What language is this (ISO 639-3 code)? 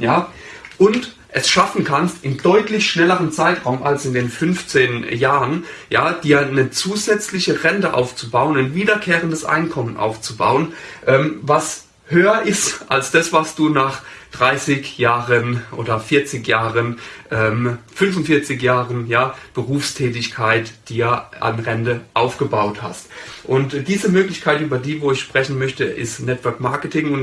deu